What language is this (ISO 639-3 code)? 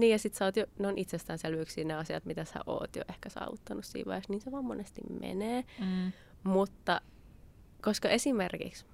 fin